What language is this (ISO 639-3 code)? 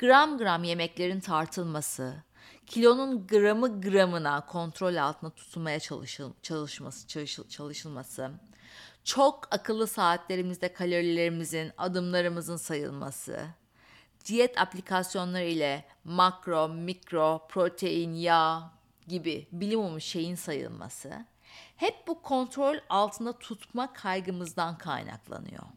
tur